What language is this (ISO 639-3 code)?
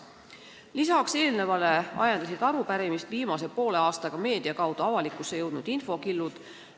est